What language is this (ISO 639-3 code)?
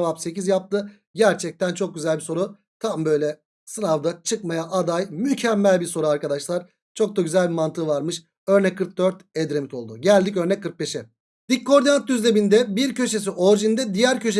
tur